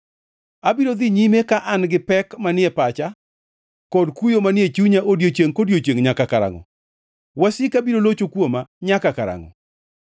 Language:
Luo (Kenya and Tanzania)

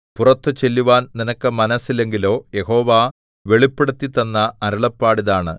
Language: Malayalam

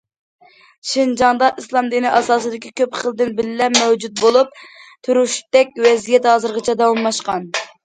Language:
Uyghur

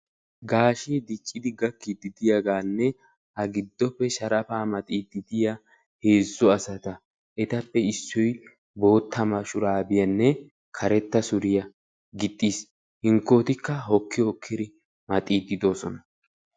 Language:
Wolaytta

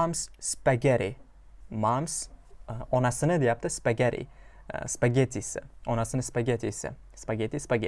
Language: Uzbek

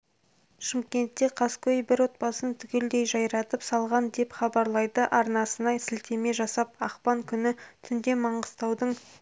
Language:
Kazakh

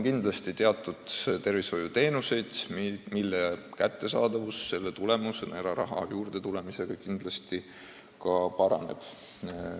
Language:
Estonian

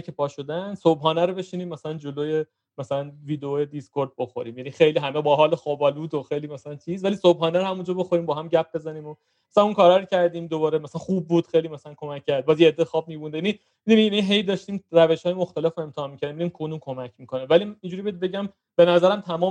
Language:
Persian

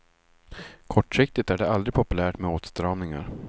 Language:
Swedish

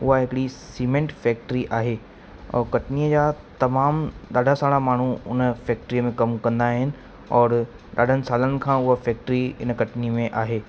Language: Sindhi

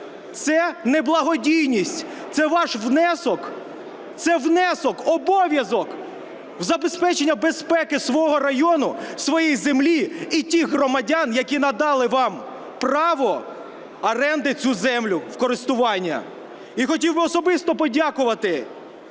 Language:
Ukrainian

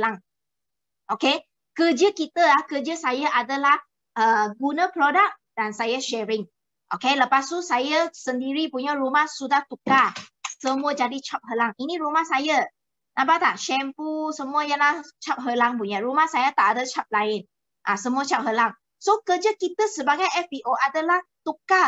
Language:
Malay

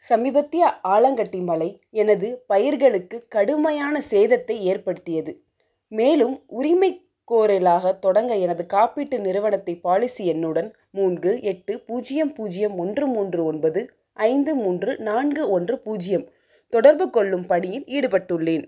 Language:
Tamil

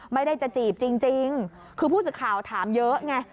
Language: Thai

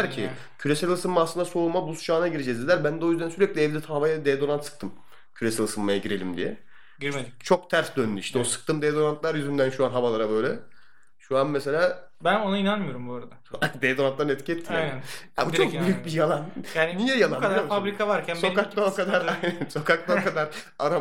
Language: Turkish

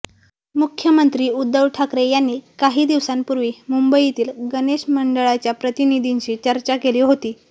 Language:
Marathi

